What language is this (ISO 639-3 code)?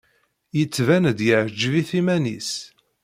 kab